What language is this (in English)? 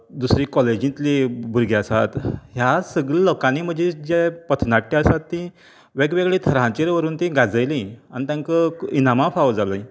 Konkani